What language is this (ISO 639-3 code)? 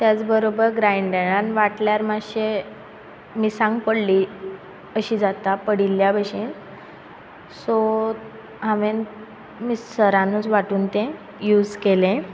kok